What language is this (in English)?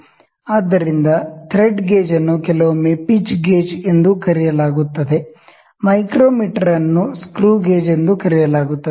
Kannada